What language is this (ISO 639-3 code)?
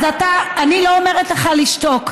heb